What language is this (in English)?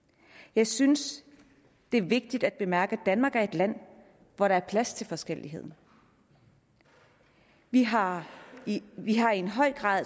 Danish